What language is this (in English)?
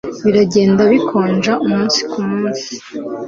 Kinyarwanda